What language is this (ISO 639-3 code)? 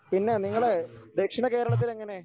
mal